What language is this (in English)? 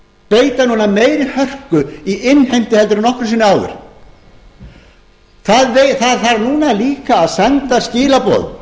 Icelandic